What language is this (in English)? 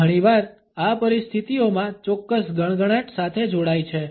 Gujarati